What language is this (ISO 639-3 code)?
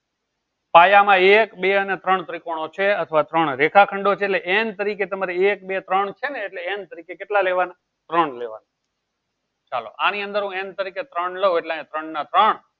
guj